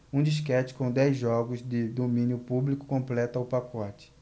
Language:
Portuguese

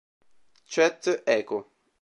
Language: Italian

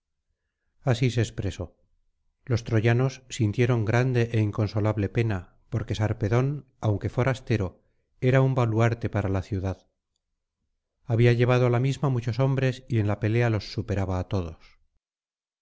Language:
Spanish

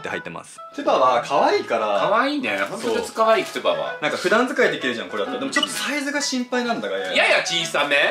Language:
Japanese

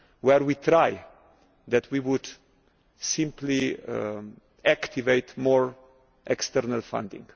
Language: English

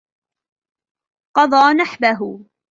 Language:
Arabic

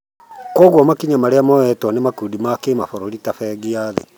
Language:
Kikuyu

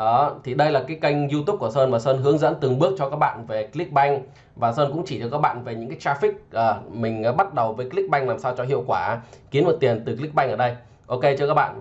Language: Vietnamese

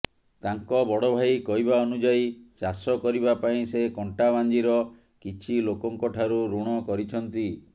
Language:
Odia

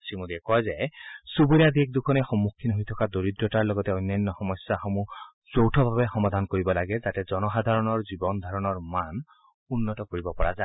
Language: Assamese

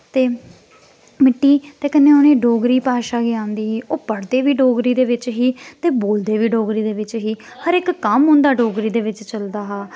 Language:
Dogri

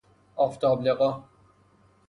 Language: Persian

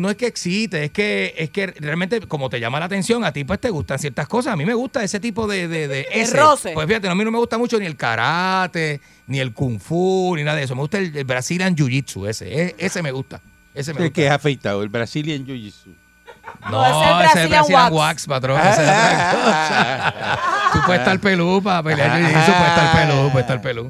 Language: Spanish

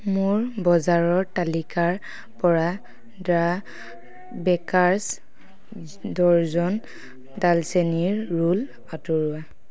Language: Assamese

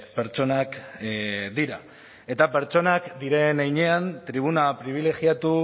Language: Basque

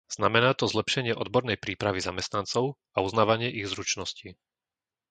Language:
Slovak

